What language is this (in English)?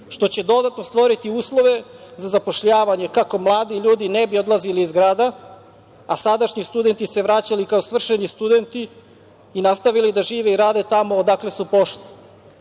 Serbian